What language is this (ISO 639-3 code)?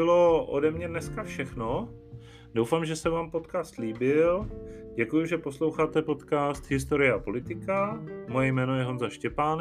ces